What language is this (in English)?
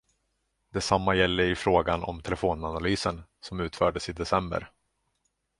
Swedish